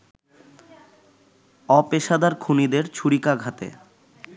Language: Bangla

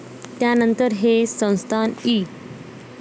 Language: Marathi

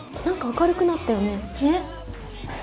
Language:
Japanese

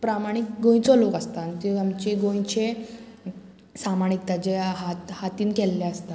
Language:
Konkani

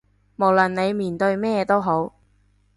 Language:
Cantonese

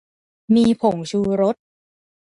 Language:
Thai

